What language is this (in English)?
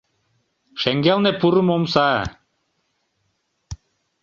Mari